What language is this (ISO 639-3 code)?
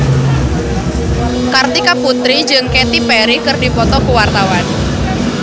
sun